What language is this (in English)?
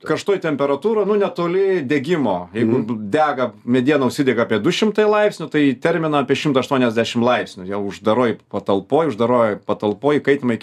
Lithuanian